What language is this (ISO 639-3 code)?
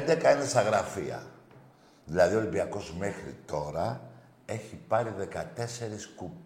ell